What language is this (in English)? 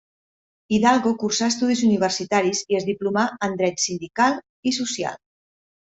Catalan